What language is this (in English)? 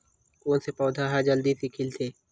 Chhattisgarhi